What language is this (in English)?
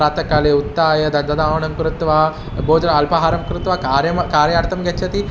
Sanskrit